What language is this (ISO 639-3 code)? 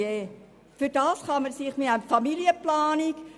gsw